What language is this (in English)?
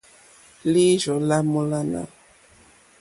Mokpwe